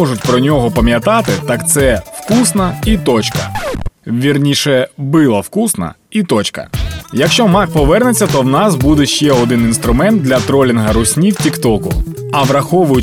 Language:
Ukrainian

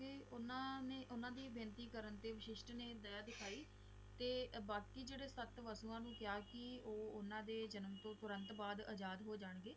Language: Punjabi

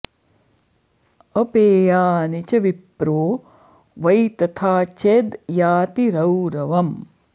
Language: Sanskrit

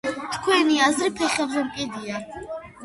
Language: Georgian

